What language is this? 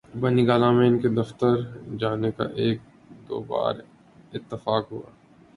Urdu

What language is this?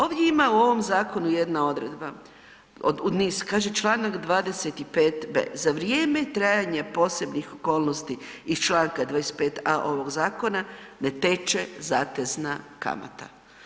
Croatian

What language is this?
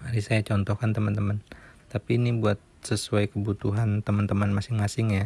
Indonesian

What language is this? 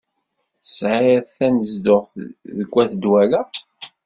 Kabyle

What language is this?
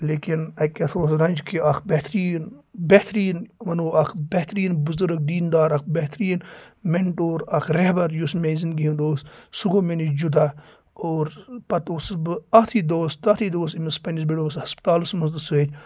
Kashmiri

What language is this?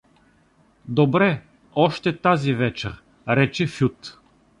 Bulgarian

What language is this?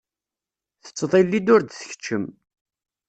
Kabyle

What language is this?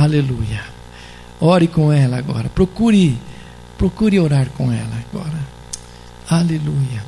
Portuguese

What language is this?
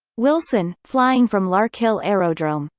English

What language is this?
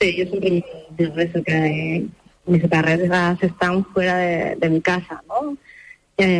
Spanish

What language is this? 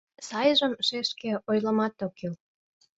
Mari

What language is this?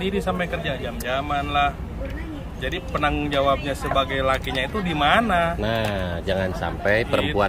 Indonesian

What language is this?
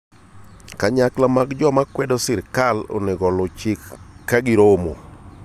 Luo (Kenya and Tanzania)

